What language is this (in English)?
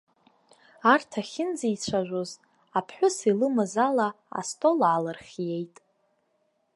Abkhazian